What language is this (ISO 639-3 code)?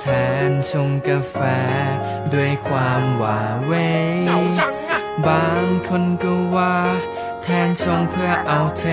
tha